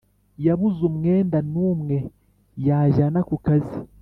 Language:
Kinyarwanda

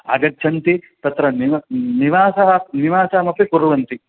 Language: Sanskrit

